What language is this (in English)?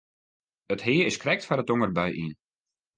Western Frisian